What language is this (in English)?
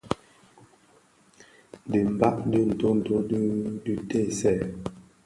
Bafia